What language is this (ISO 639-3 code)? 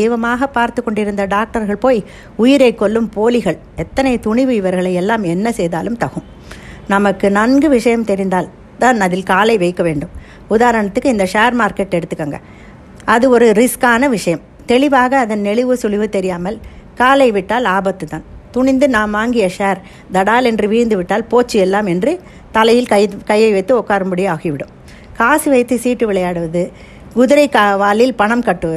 tam